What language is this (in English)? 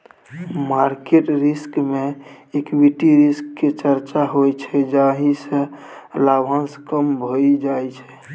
Maithili